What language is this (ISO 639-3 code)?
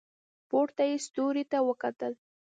pus